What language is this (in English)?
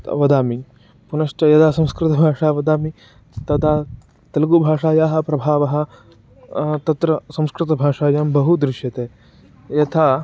Sanskrit